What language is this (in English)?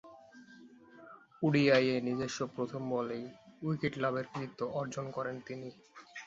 Bangla